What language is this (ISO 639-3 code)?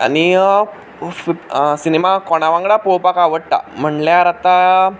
kok